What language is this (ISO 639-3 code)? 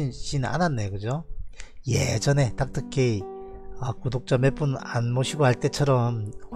kor